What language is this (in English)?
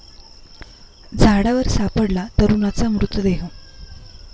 Marathi